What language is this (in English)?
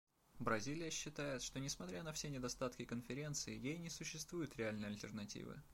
Russian